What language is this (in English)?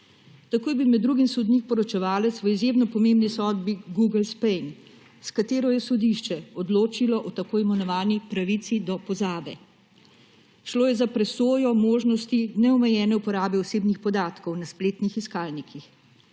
Slovenian